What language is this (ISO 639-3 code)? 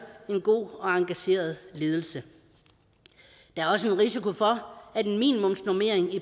dan